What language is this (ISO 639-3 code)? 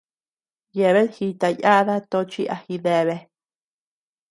cux